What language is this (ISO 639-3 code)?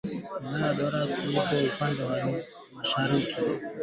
swa